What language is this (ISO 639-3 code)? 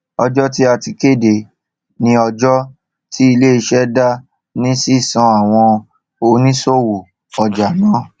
yor